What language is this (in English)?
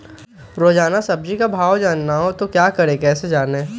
Magahi